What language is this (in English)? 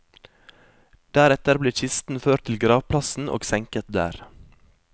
Norwegian